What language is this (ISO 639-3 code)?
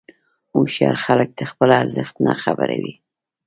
pus